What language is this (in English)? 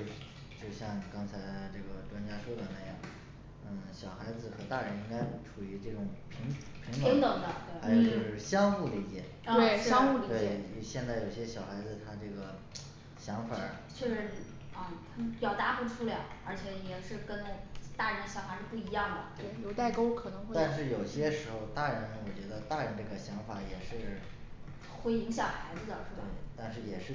Chinese